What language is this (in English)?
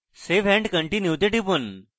Bangla